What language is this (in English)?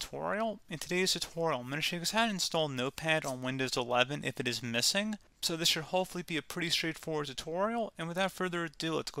English